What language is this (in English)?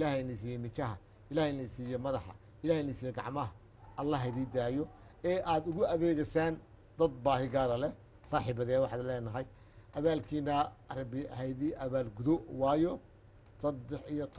Arabic